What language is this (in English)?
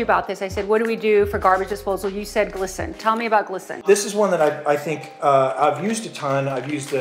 English